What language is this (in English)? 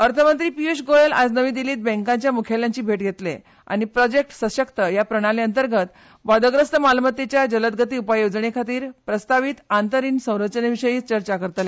Konkani